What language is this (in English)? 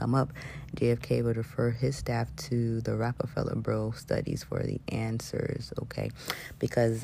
English